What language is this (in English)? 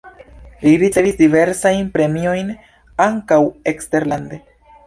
Esperanto